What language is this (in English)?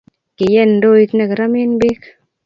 Kalenjin